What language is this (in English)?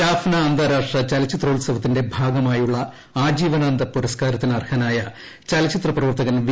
Malayalam